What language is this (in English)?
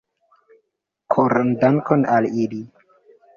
Esperanto